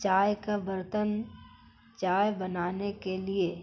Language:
Urdu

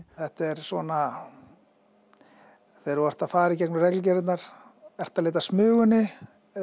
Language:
Icelandic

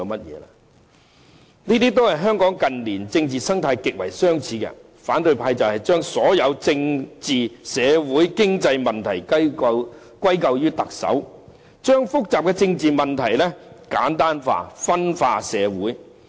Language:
Cantonese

